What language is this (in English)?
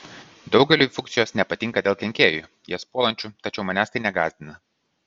Lithuanian